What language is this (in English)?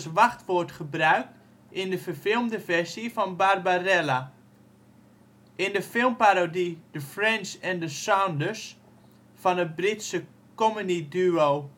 Dutch